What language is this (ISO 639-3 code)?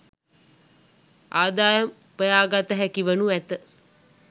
sin